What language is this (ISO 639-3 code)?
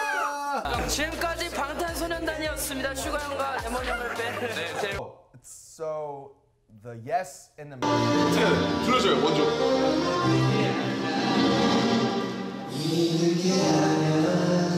kor